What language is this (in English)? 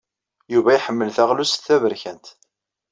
Kabyle